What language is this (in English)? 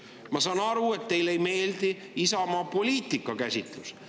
Estonian